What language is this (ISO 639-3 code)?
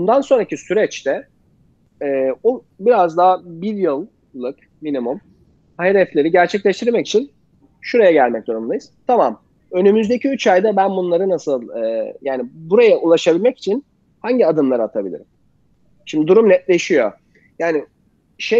tur